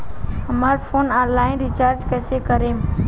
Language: Bhojpuri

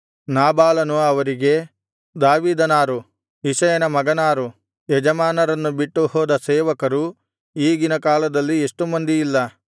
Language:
Kannada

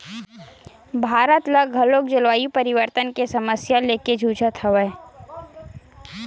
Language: Chhattisgarhi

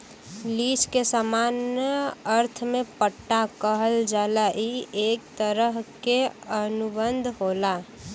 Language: Bhojpuri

